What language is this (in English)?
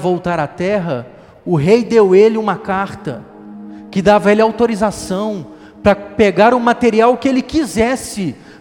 Portuguese